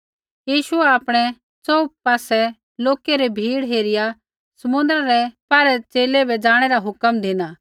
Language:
Kullu Pahari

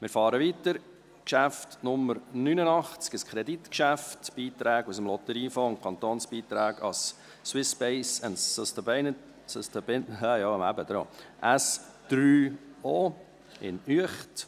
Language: Swiss German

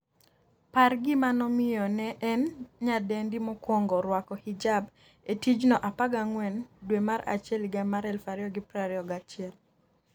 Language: Luo (Kenya and Tanzania)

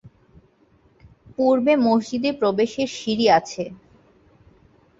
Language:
Bangla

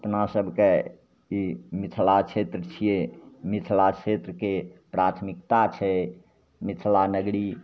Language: Maithili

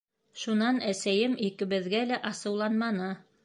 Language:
Bashkir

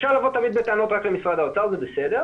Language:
Hebrew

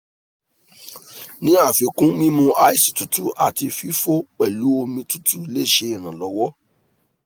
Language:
Yoruba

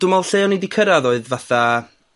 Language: Welsh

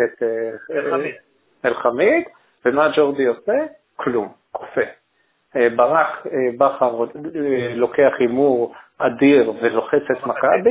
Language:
Hebrew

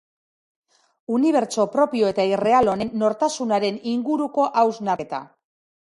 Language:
Basque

